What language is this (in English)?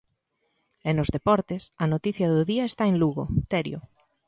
Galician